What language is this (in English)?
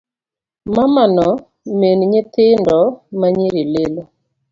Luo (Kenya and Tanzania)